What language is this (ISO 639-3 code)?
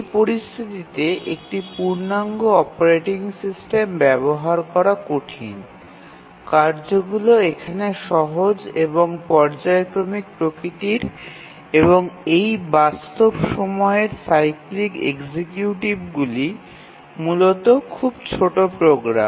ben